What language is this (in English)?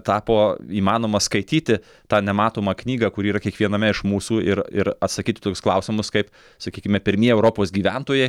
Lithuanian